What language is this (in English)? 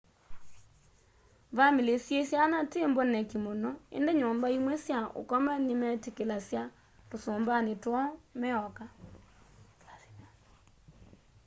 Kamba